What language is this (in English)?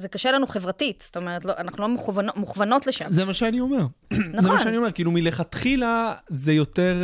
Hebrew